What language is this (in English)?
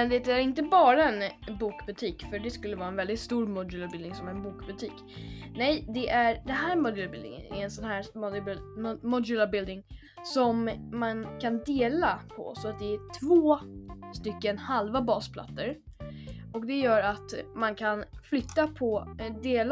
Swedish